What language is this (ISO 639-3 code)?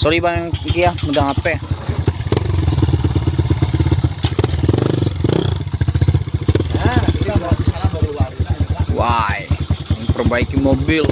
ind